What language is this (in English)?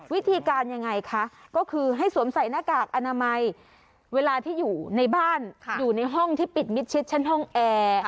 Thai